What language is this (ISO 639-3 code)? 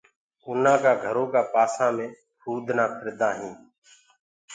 ggg